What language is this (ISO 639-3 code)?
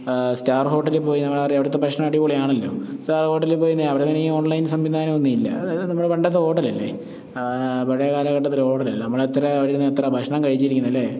mal